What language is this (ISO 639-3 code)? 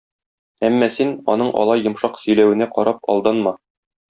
tat